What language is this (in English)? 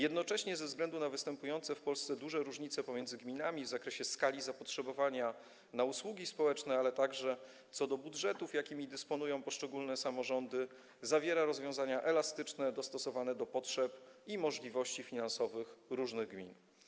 Polish